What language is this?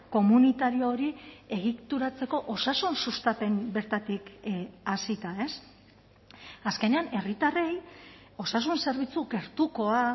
Basque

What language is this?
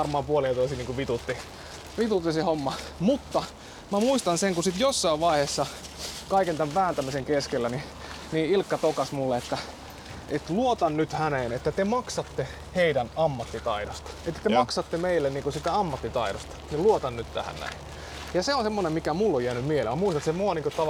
Finnish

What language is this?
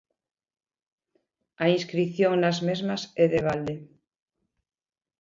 Galician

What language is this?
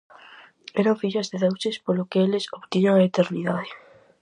Galician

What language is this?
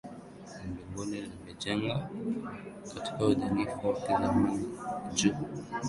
Swahili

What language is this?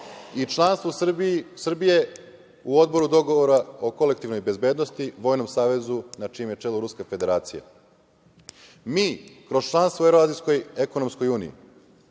Serbian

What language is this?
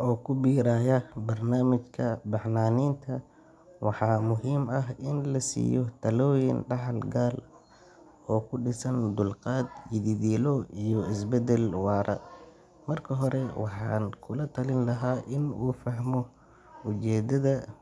Somali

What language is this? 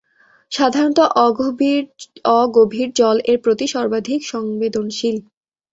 Bangla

